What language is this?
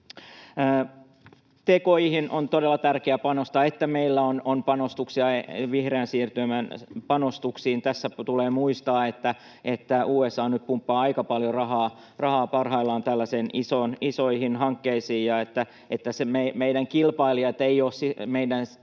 Finnish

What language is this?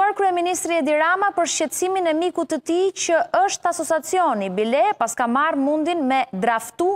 Romanian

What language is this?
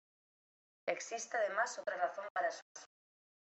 Spanish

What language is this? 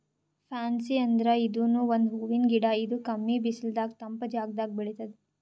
Kannada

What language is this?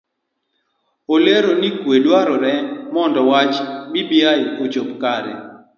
Luo (Kenya and Tanzania)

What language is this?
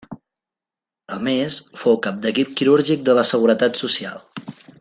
Catalan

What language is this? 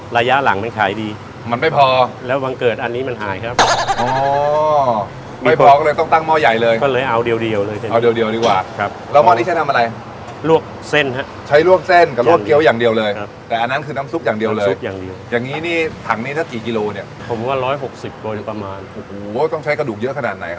Thai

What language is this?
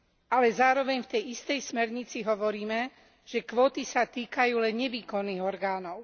Slovak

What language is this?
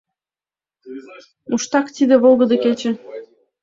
Mari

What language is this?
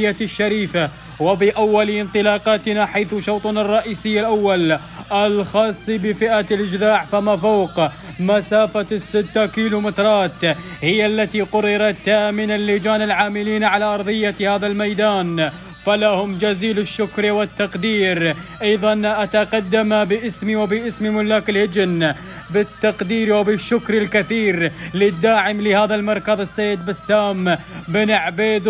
Arabic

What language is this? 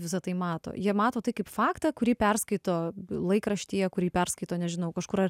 Lithuanian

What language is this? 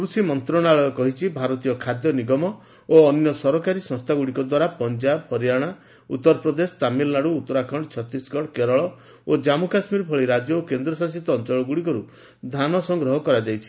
Odia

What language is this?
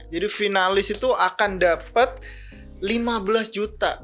Indonesian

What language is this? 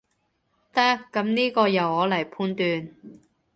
Cantonese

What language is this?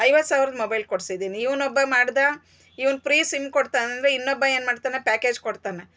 Kannada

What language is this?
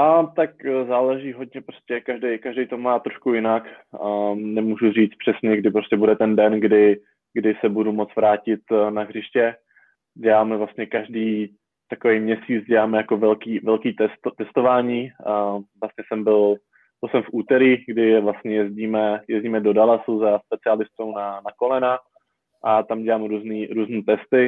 Czech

